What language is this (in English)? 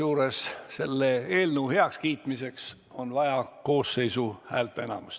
Estonian